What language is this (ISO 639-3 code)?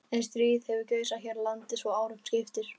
isl